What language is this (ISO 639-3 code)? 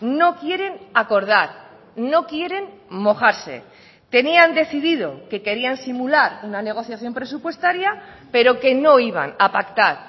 spa